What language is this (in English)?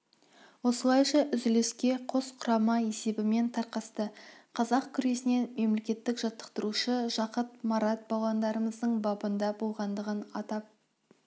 Kazakh